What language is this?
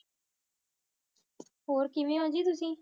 Punjabi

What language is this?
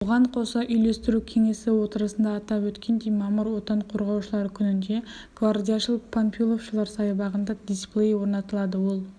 Kazakh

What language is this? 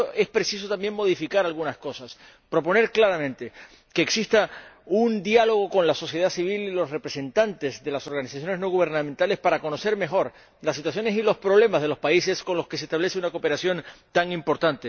Spanish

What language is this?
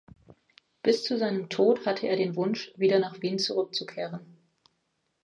German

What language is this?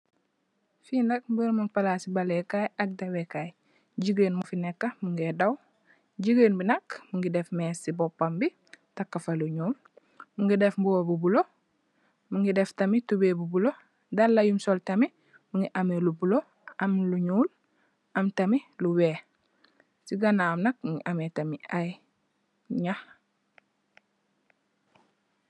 Wolof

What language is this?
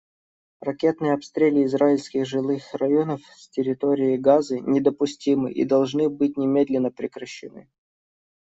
Russian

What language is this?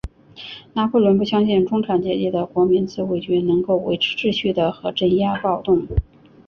Chinese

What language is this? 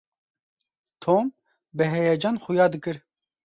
Kurdish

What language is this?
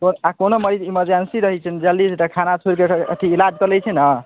Maithili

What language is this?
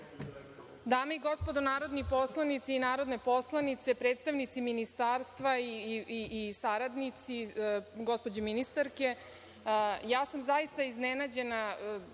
Serbian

